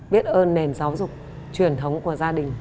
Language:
Vietnamese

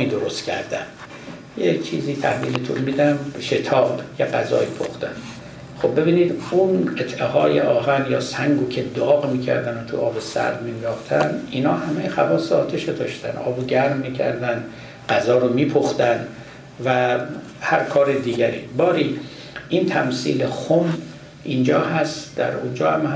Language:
Persian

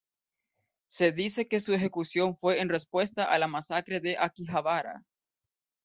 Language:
Spanish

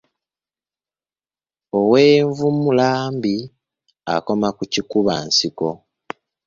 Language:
Ganda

